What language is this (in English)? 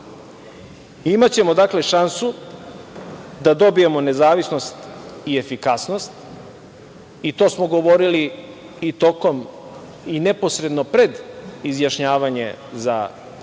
Serbian